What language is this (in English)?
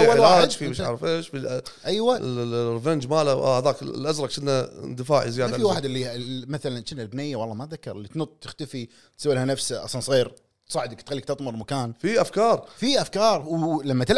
Arabic